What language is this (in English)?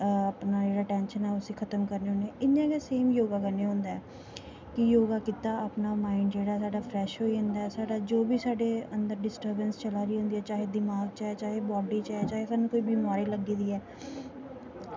Dogri